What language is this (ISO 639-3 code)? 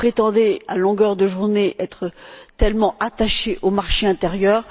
fra